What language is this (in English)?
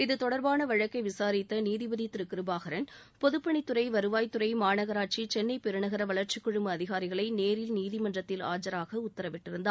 Tamil